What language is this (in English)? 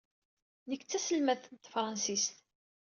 Kabyle